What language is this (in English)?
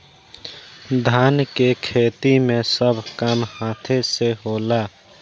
Bhojpuri